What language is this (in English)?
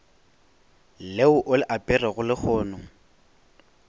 Northern Sotho